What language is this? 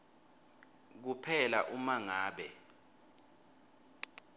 Swati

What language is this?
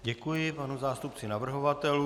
Czech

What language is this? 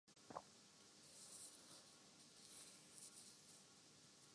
Urdu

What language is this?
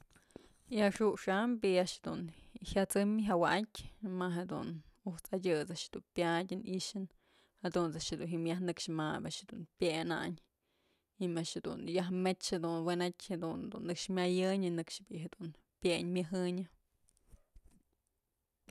Mazatlán Mixe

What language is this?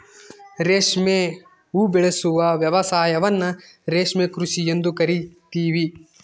Kannada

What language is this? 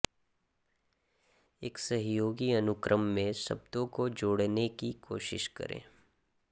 Hindi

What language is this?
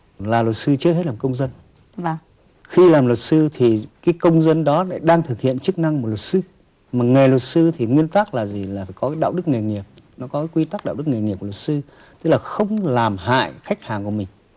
Vietnamese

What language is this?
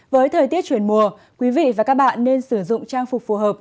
Vietnamese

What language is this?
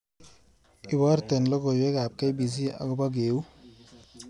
Kalenjin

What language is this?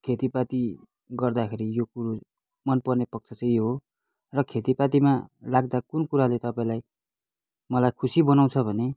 Nepali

